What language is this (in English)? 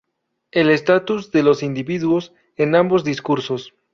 Spanish